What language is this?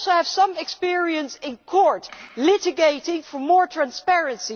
English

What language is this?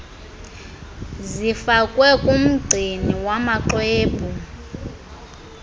Xhosa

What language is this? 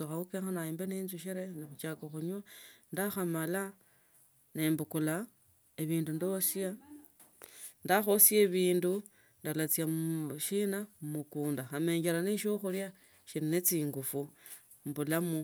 Tsotso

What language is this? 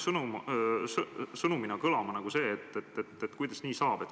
Estonian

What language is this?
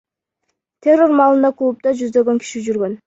Kyrgyz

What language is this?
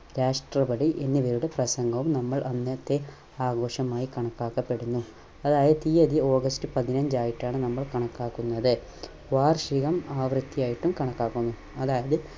Malayalam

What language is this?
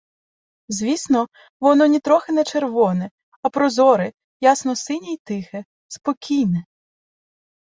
Ukrainian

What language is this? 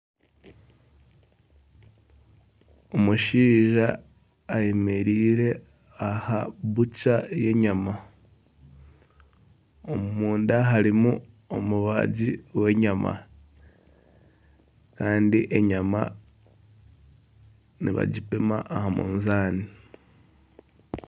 Nyankole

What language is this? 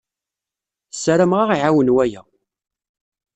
Kabyle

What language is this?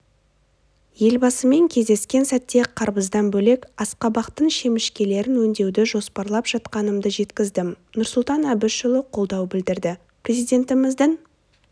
Kazakh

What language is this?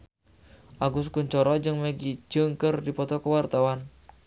Sundanese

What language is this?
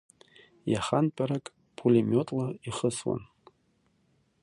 Abkhazian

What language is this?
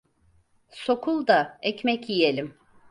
Turkish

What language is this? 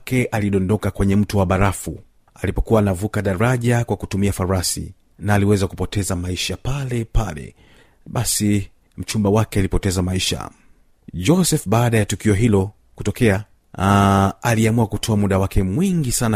Swahili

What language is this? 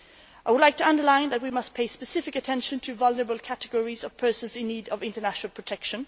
English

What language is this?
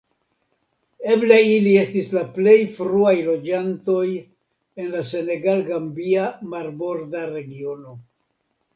Esperanto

